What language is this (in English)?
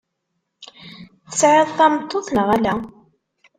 Kabyle